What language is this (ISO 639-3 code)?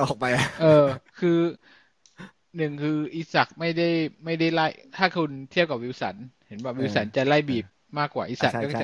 tha